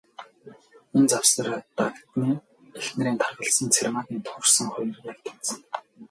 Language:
Mongolian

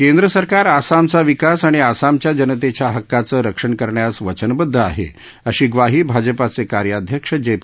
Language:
Marathi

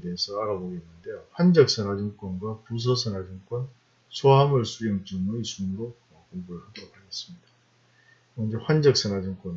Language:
Korean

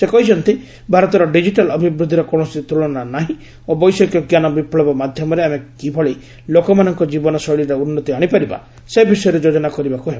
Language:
Odia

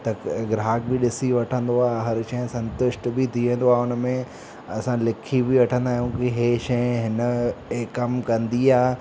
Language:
Sindhi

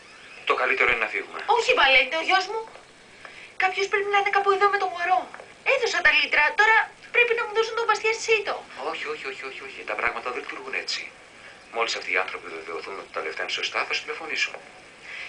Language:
Greek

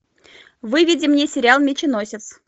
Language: Russian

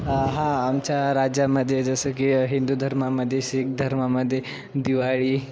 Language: Marathi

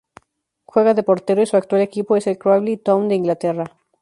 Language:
Spanish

